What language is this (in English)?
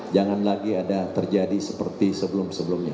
Indonesian